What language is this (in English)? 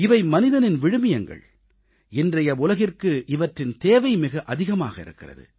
Tamil